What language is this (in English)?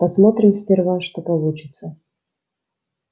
Russian